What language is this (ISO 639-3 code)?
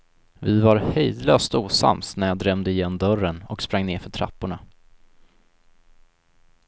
swe